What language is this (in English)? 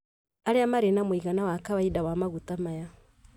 Kikuyu